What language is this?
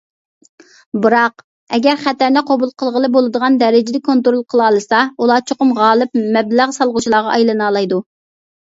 Uyghur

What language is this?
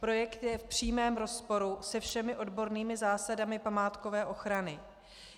Czech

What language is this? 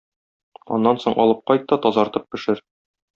Tatar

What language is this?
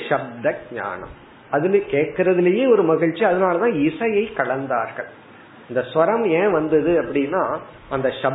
Tamil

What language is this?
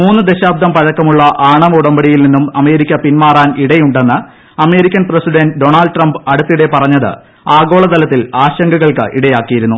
Malayalam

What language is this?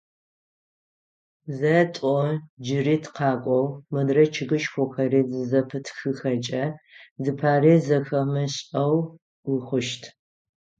Adyghe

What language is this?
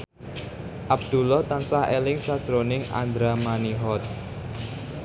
Javanese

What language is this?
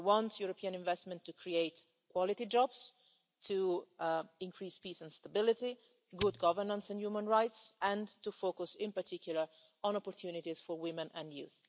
English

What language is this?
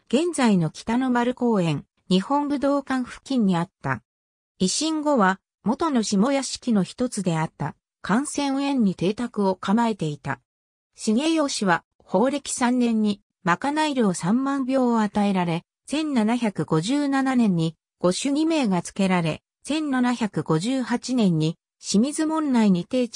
Japanese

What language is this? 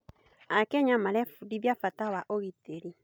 Kikuyu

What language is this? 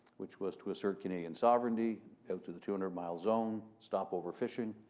English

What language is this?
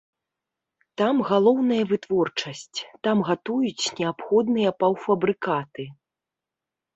Belarusian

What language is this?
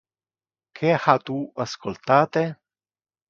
Interlingua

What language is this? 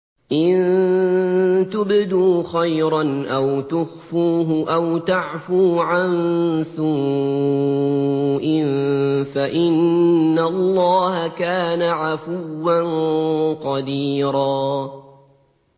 Arabic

